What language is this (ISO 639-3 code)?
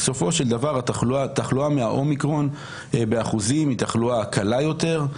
heb